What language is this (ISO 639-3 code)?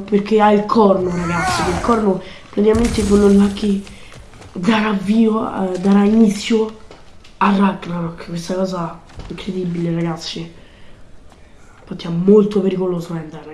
ita